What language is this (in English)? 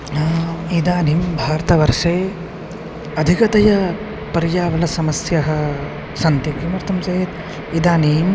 Sanskrit